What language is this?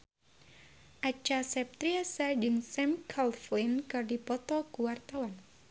Sundanese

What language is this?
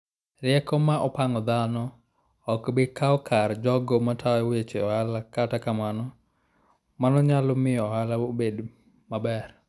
Luo (Kenya and Tanzania)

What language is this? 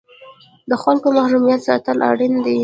Pashto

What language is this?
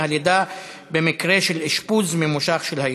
Hebrew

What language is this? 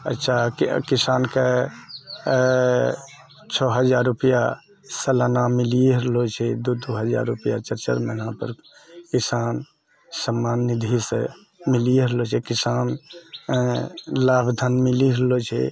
Maithili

